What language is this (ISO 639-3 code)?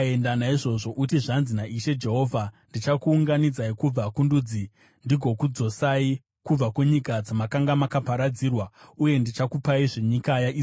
sna